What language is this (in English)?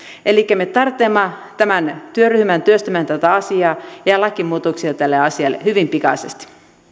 Finnish